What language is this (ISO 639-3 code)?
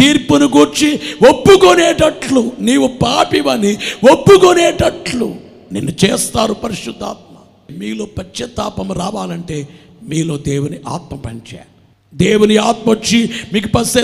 tel